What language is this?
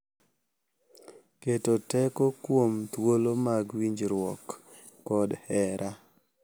Luo (Kenya and Tanzania)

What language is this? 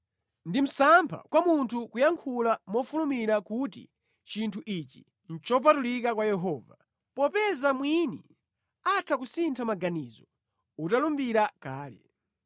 Nyanja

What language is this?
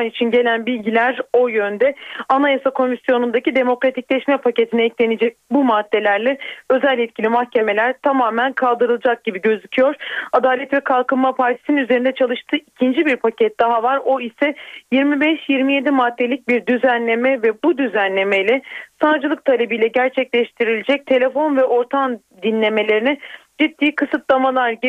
Turkish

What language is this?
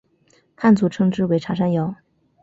Chinese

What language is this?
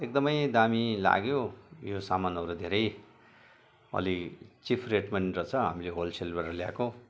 Nepali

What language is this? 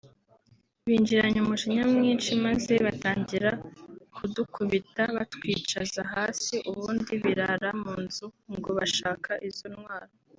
Kinyarwanda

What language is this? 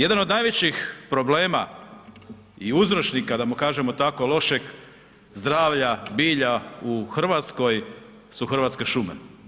Croatian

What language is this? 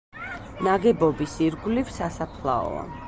Georgian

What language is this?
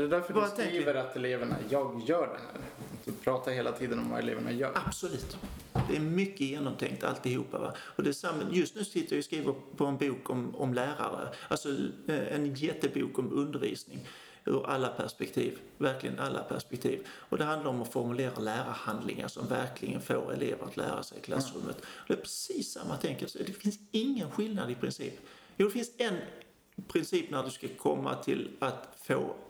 Swedish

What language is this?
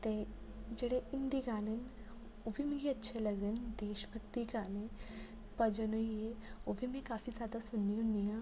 Dogri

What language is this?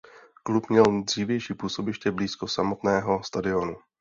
Czech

